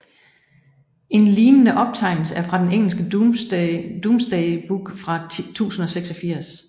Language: Danish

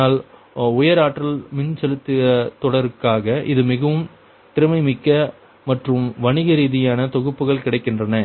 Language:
Tamil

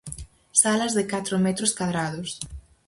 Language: Galician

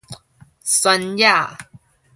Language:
Min Nan Chinese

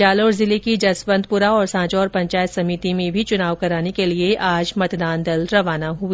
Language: Hindi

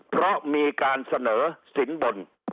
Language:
Thai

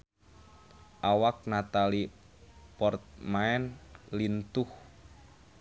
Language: Sundanese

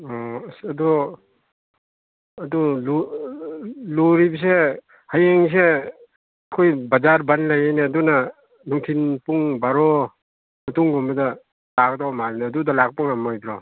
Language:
Manipuri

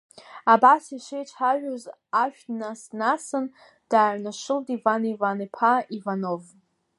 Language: Abkhazian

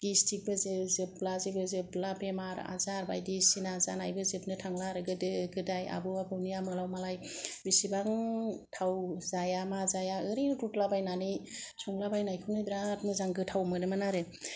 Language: Bodo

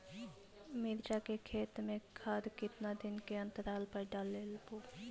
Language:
Magahi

